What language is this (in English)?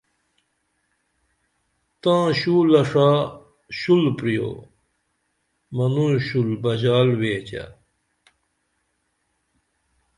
Dameli